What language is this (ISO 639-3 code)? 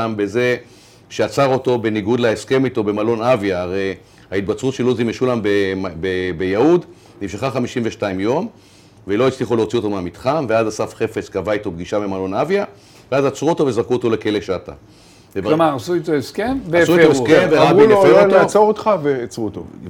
heb